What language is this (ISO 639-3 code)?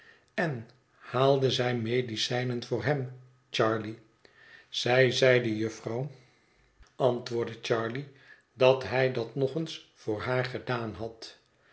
nld